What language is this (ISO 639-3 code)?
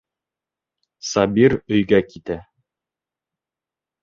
bak